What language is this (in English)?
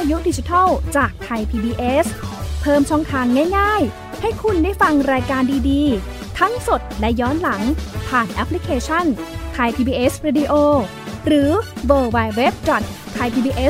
Thai